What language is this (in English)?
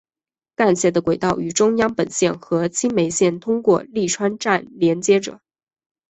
Chinese